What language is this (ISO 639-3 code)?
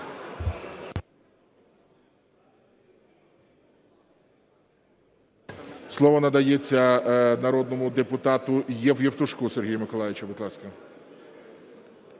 ukr